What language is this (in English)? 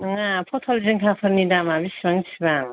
Bodo